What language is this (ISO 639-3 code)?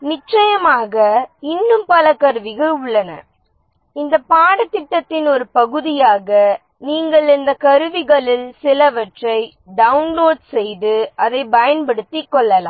tam